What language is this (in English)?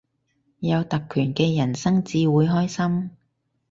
Cantonese